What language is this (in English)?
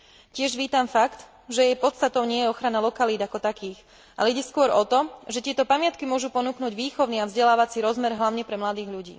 Slovak